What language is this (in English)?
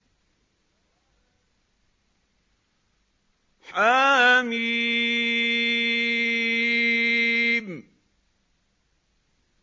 Arabic